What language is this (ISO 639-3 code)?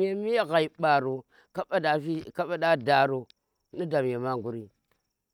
ttr